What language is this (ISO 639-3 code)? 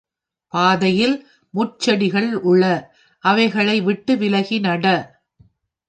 tam